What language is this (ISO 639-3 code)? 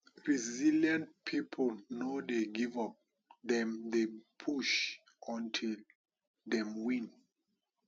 pcm